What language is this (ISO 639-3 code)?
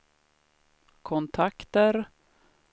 swe